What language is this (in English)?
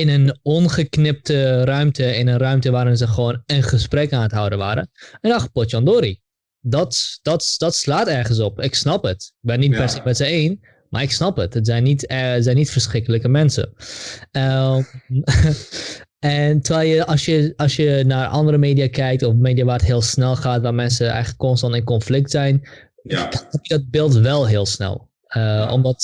Dutch